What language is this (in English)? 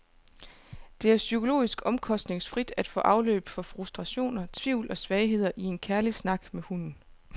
Danish